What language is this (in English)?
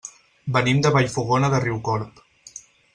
Catalan